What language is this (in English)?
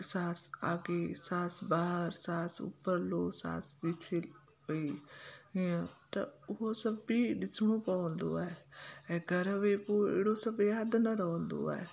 Sindhi